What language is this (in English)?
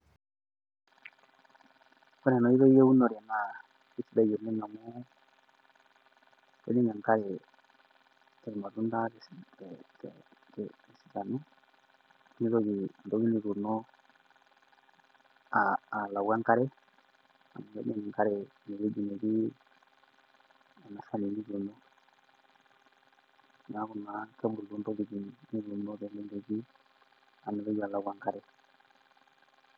Masai